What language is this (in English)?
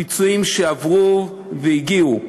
Hebrew